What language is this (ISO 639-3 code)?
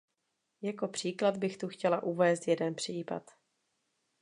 ces